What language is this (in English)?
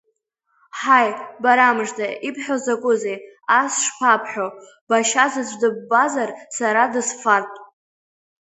Abkhazian